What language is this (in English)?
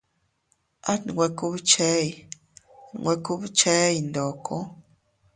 Teutila Cuicatec